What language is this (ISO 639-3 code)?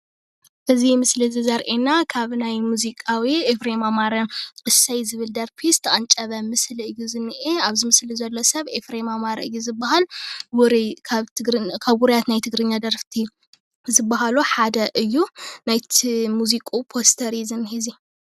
tir